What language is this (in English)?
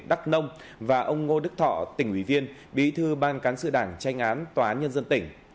Vietnamese